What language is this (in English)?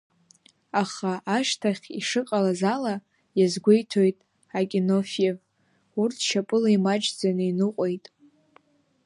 Abkhazian